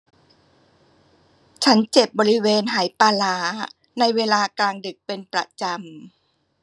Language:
Thai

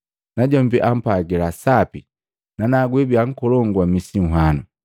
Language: Matengo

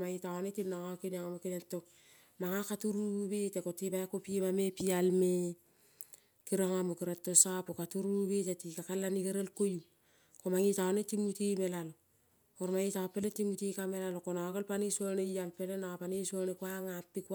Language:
Kol (Papua New Guinea)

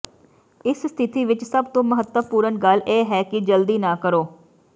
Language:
Punjabi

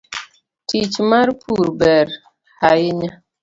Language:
Luo (Kenya and Tanzania)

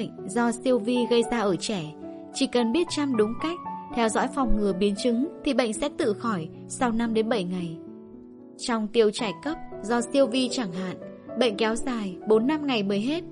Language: Vietnamese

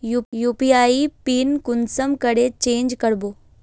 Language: Magahi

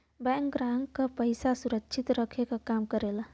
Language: Bhojpuri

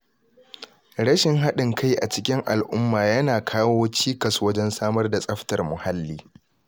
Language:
Hausa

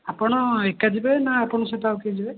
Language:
Odia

